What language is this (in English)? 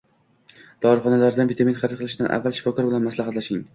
Uzbek